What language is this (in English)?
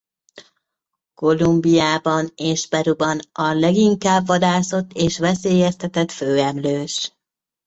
Hungarian